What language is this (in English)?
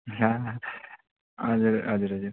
Nepali